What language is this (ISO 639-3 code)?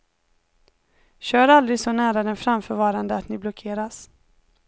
swe